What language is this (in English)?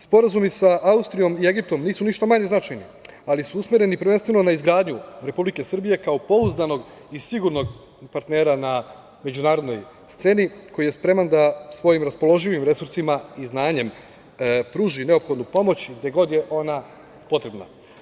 Serbian